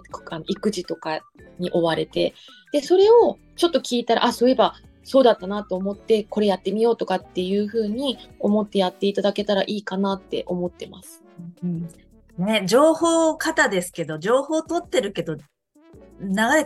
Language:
Japanese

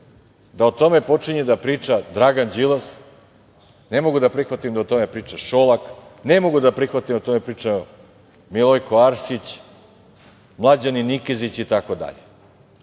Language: Serbian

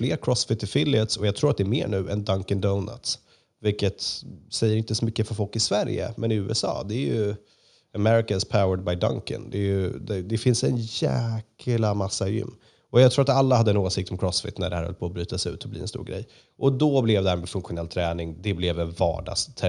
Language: Swedish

